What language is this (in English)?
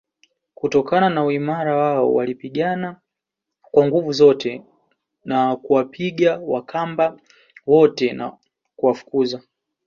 Swahili